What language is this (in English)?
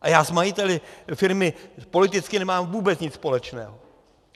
Czech